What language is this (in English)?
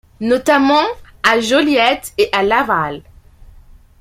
French